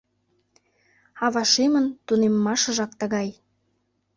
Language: Mari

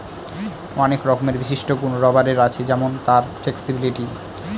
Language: Bangla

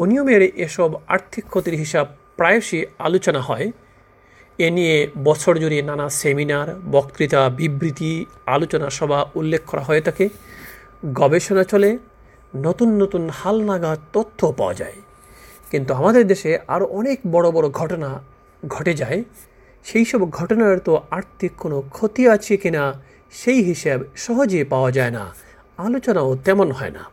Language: Bangla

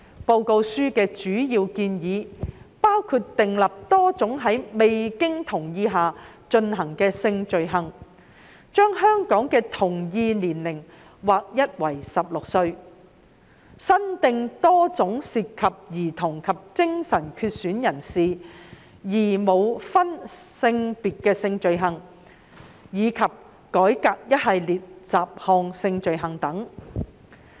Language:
Cantonese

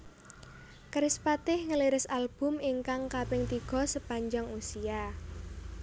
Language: Javanese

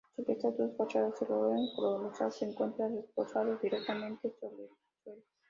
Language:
Spanish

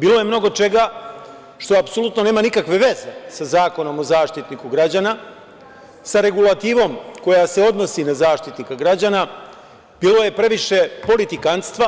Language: Serbian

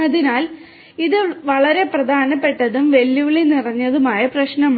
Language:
Malayalam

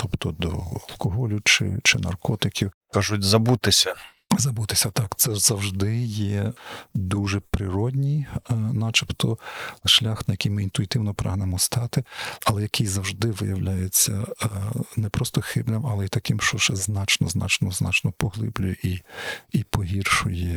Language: Ukrainian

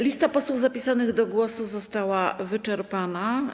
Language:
Polish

